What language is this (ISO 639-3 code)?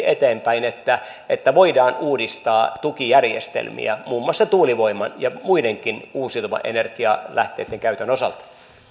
fin